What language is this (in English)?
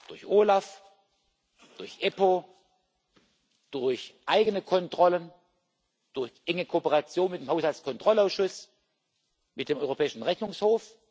German